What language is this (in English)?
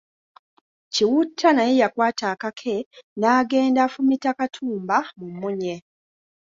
Ganda